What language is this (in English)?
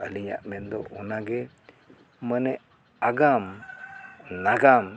Santali